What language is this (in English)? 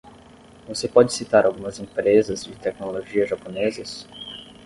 Portuguese